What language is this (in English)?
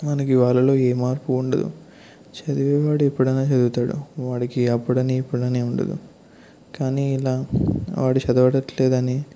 Telugu